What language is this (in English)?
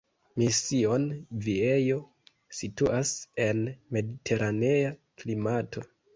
Esperanto